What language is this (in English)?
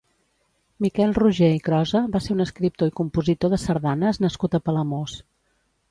Catalan